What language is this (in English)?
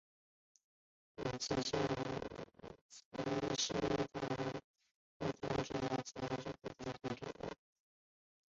Chinese